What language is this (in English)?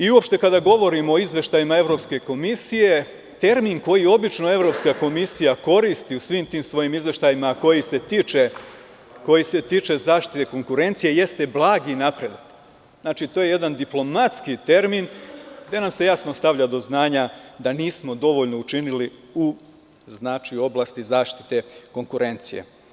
Serbian